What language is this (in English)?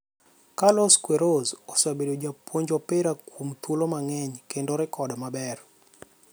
Luo (Kenya and Tanzania)